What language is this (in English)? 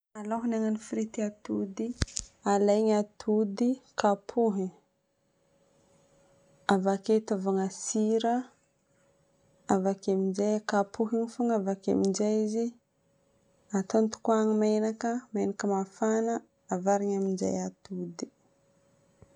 Northern Betsimisaraka Malagasy